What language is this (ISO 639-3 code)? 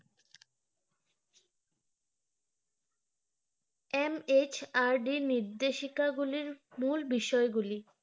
ben